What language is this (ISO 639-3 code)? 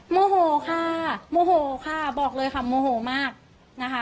tha